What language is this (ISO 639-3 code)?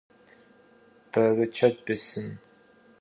kbd